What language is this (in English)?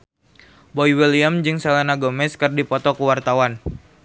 Sundanese